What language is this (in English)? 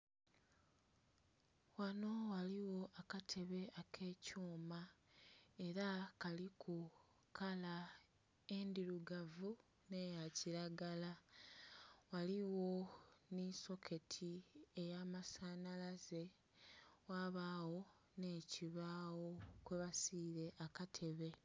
Soga